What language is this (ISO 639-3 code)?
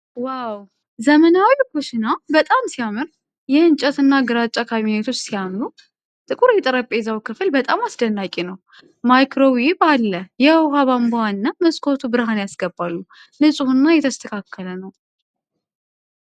amh